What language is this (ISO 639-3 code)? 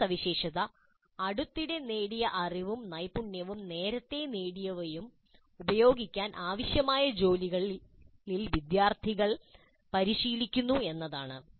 mal